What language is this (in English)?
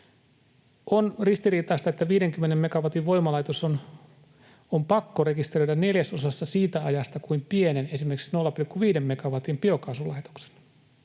Finnish